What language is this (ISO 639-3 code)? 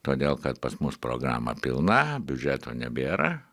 lit